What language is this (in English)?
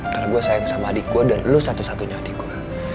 Indonesian